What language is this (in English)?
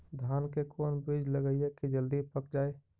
Magahi